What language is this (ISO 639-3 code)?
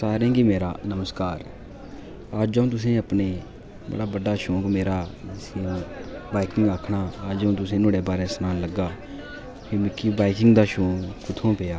doi